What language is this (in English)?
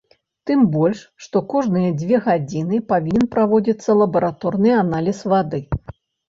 Belarusian